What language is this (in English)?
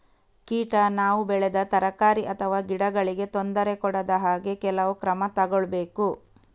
Kannada